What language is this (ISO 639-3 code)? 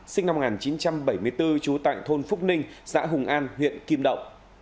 vie